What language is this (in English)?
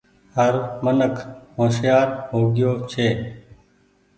Goaria